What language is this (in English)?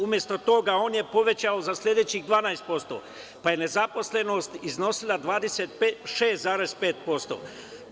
Serbian